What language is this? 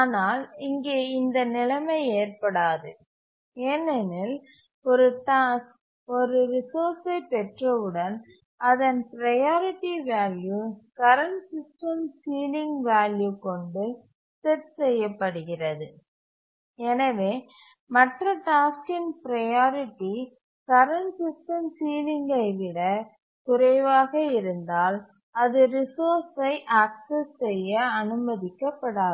Tamil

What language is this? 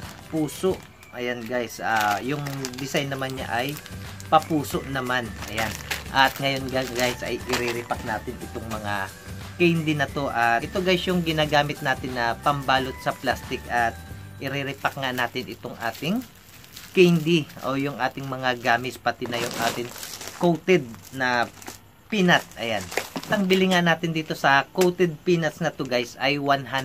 Filipino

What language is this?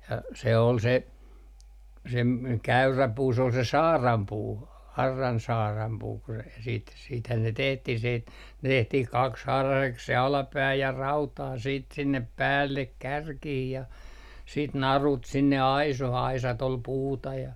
Finnish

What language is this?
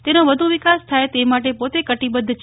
Gujarati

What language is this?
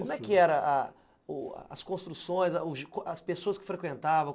Portuguese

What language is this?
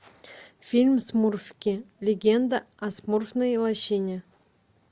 Russian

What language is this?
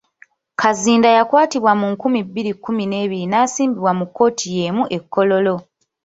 Ganda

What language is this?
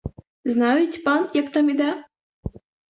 Ukrainian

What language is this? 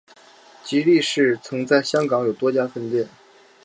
Chinese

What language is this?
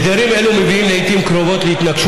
Hebrew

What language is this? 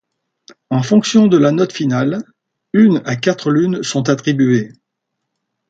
French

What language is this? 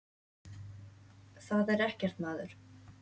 Icelandic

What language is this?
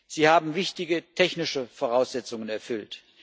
German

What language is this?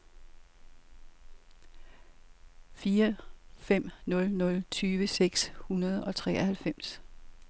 Danish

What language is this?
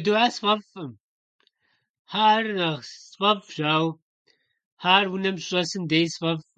Kabardian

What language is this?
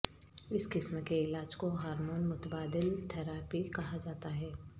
Urdu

